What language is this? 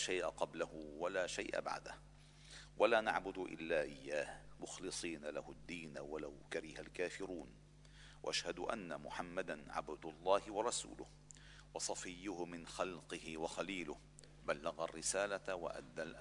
Arabic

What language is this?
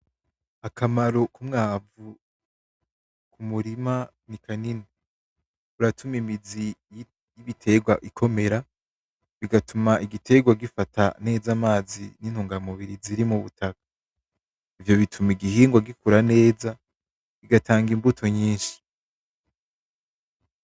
Rundi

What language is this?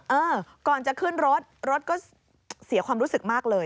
Thai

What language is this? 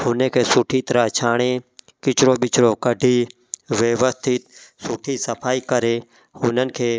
Sindhi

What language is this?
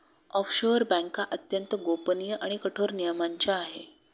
Marathi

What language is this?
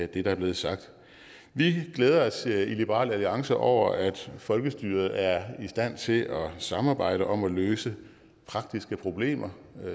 Danish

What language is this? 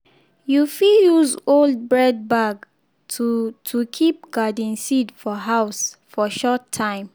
Nigerian Pidgin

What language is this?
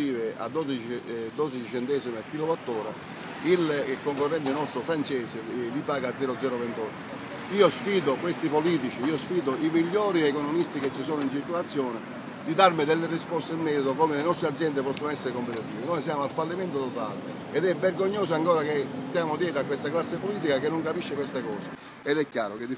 Italian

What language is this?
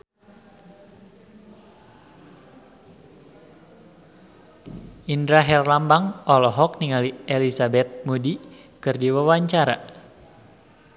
Sundanese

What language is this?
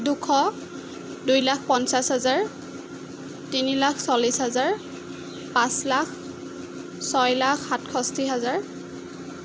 Assamese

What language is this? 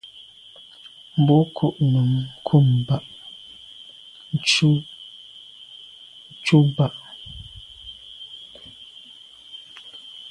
Medumba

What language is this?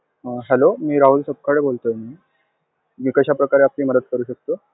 Marathi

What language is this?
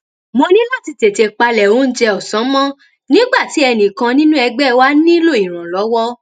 Yoruba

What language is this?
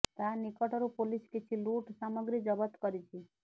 Odia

